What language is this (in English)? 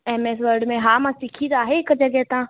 Sindhi